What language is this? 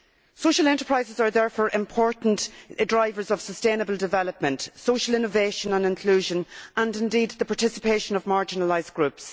English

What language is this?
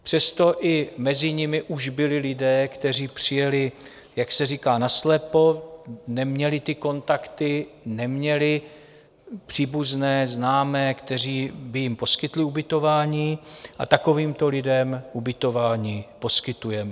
Czech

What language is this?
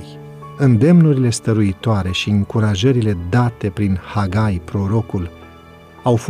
Romanian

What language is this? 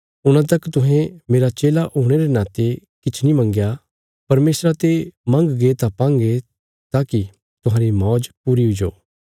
Bilaspuri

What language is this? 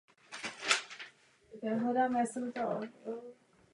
Czech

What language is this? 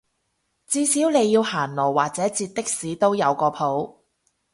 Cantonese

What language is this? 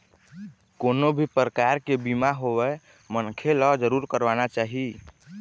Chhattisgarhi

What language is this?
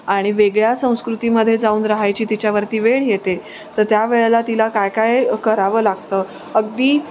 Marathi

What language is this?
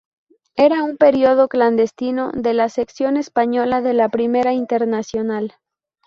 Spanish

